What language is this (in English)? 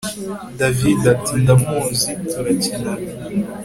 Kinyarwanda